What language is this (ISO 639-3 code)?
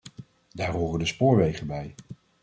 nld